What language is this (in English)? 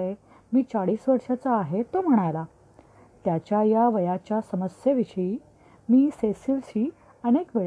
Marathi